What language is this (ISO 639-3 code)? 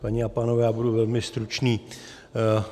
ces